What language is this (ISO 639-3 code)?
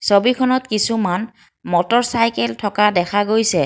asm